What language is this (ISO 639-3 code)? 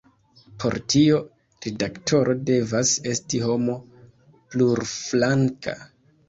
epo